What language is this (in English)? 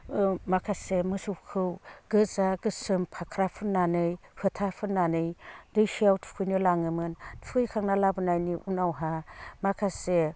Bodo